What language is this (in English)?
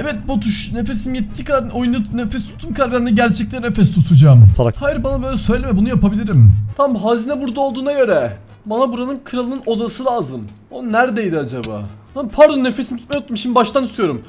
Turkish